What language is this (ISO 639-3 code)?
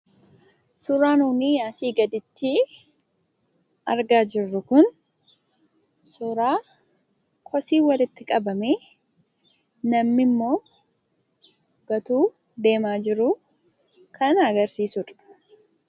orm